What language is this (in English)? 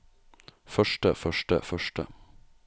Norwegian